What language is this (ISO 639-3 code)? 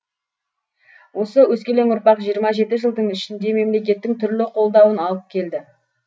kaz